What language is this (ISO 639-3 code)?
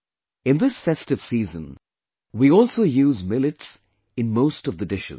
eng